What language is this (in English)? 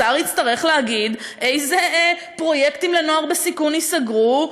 Hebrew